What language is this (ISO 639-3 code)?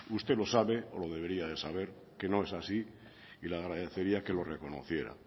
spa